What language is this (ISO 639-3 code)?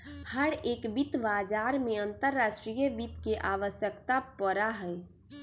mag